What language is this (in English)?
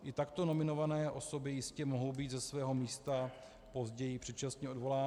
Czech